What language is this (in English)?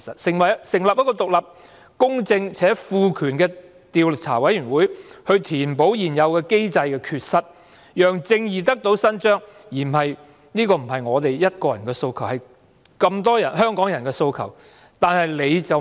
Cantonese